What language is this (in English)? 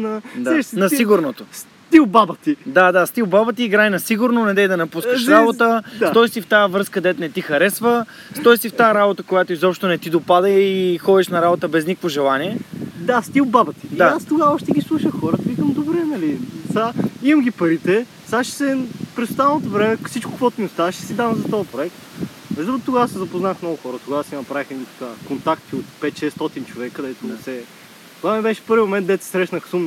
Bulgarian